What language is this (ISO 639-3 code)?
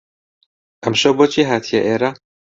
ckb